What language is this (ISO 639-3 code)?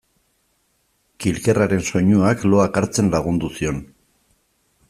eus